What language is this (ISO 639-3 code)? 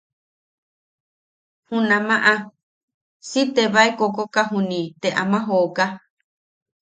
yaq